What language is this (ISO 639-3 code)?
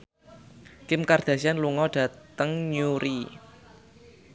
jav